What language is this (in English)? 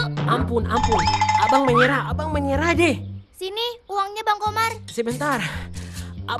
Indonesian